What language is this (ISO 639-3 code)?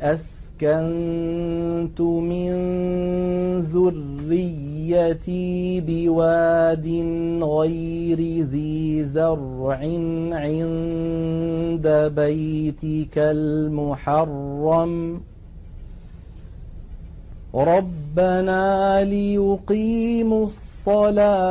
ara